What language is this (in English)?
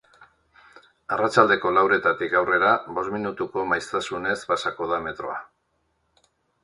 Basque